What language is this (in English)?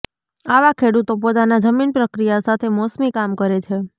Gujarati